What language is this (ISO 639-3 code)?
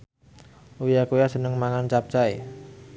jav